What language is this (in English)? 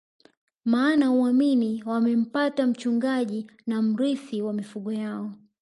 Swahili